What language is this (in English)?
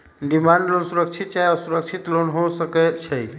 Magahi